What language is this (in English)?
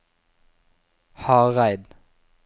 Norwegian